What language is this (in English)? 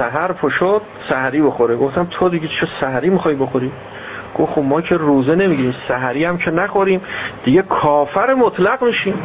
Persian